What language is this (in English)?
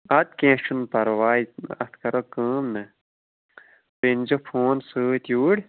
Kashmiri